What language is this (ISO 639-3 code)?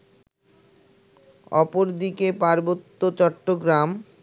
ben